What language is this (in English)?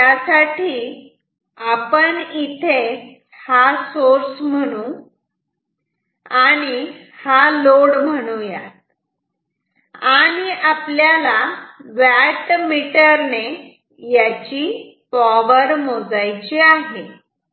Marathi